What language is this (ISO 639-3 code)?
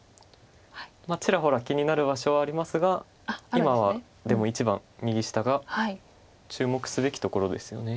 jpn